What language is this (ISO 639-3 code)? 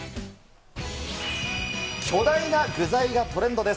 jpn